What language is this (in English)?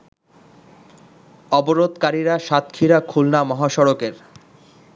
Bangla